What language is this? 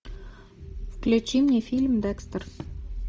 Russian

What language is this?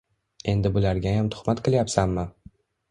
Uzbek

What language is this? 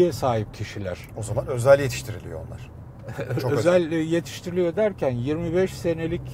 Turkish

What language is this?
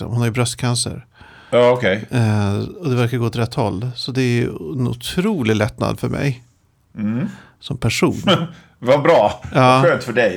Swedish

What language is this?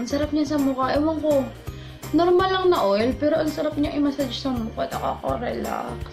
Filipino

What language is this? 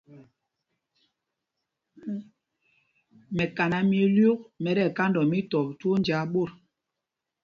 Mpumpong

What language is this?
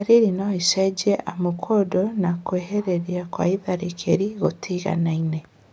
Kikuyu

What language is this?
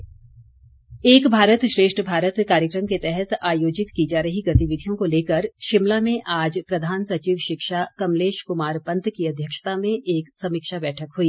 Hindi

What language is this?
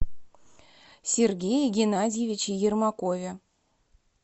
Russian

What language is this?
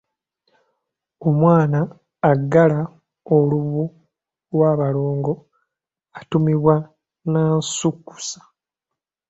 Ganda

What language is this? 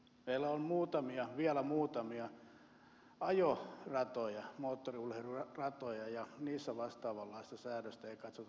Finnish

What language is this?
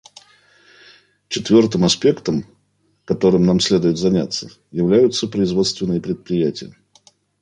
Russian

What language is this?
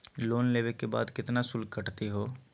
Magahi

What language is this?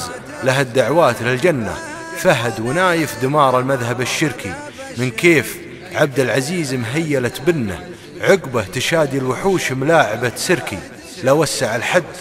Arabic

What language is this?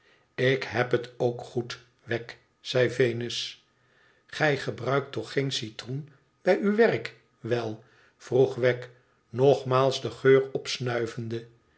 Dutch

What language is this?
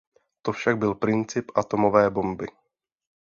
Czech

